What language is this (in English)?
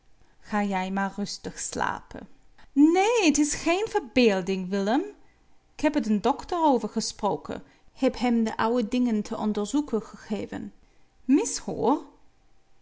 Dutch